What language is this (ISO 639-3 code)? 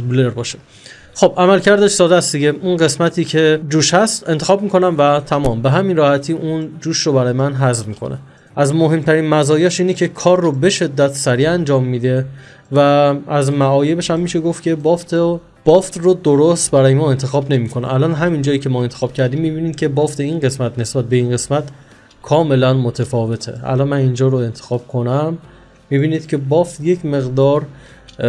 fas